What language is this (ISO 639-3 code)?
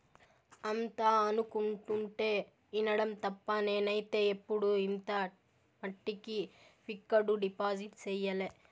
tel